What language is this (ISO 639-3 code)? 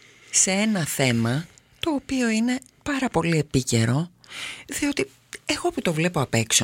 ell